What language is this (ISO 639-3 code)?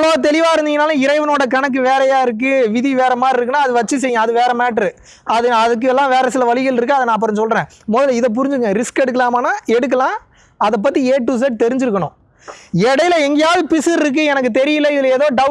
ind